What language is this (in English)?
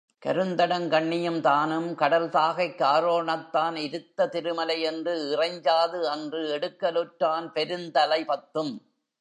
Tamil